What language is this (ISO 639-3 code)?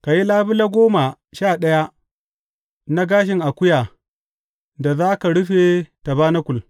hau